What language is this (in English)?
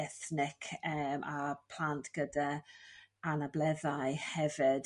Welsh